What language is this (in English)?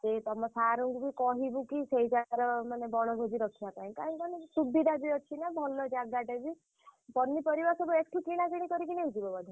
Odia